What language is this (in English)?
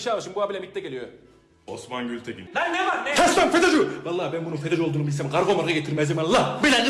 Turkish